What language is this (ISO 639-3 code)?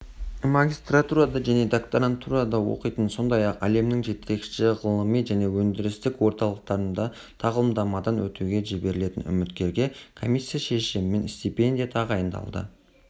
kaz